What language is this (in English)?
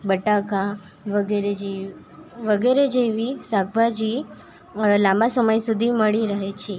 Gujarati